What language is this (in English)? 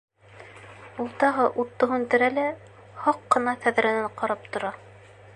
Bashkir